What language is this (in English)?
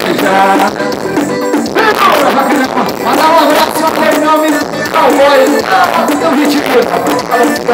Arabic